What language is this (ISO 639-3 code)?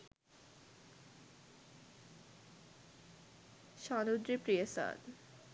sin